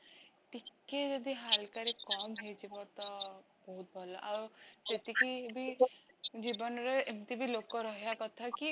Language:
Odia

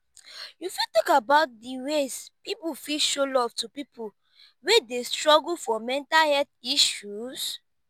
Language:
Nigerian Pidgin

